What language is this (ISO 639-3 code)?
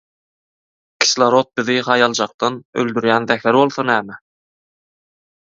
tuk